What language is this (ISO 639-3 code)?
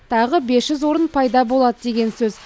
kaz